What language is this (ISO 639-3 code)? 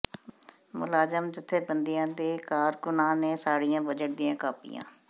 pan